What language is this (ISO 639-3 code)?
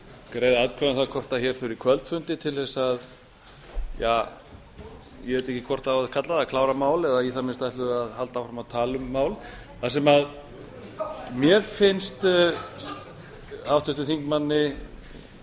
isl